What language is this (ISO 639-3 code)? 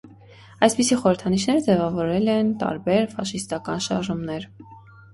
hye